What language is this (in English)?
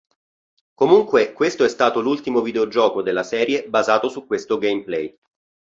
Italian